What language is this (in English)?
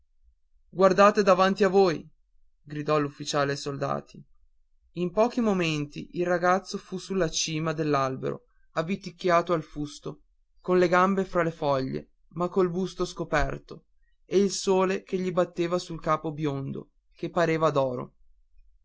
Italian